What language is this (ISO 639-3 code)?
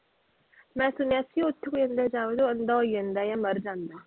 pan